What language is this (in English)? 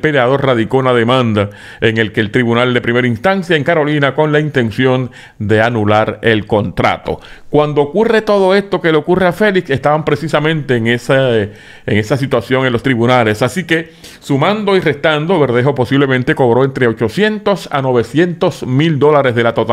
Spanish